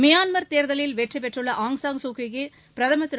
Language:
Tamil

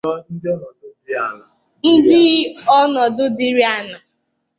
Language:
Igbo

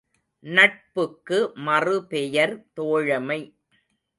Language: Tamil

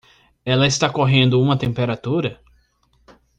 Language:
Portuguese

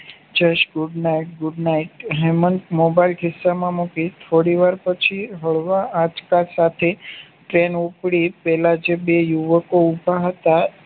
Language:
Gujarati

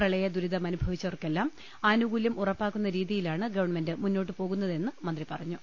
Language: Malayalam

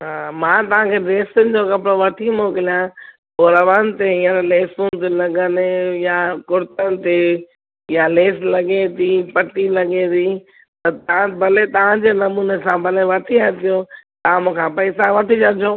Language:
Sindhi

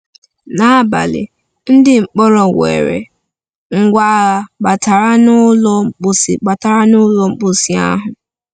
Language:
Igbo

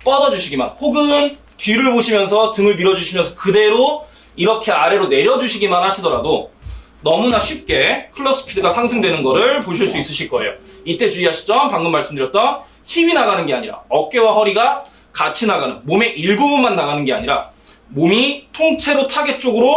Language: Korean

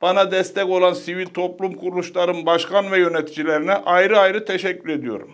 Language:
Turkish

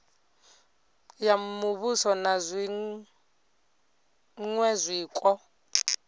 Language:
Venda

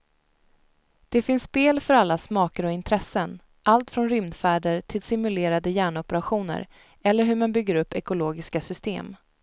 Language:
Swedish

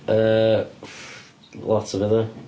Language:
Welsh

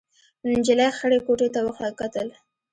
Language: Pashto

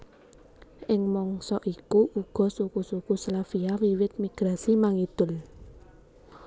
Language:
Javanese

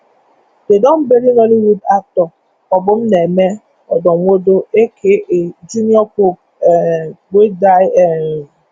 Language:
Nigerian Pidgin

